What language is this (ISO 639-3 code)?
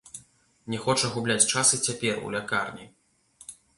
bel